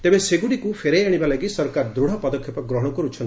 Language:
Odia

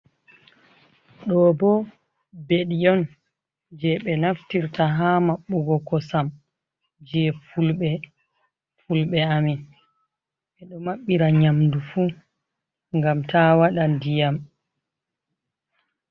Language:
Fula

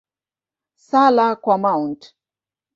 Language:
Swahili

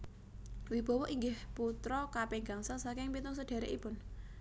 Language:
Javanese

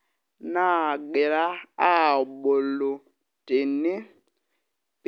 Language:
Masai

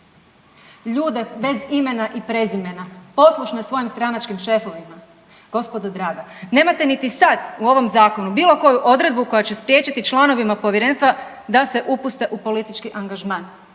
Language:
Croatian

